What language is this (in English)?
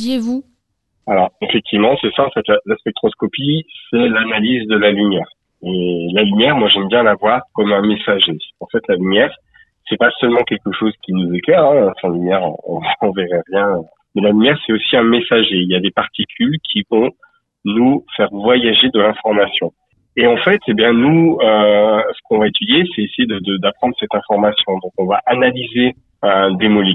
French